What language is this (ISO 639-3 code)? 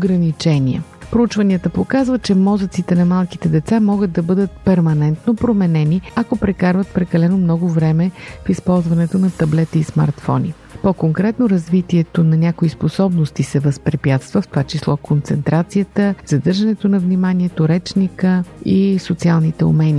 bul